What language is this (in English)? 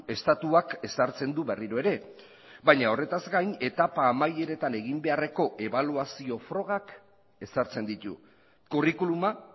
Basque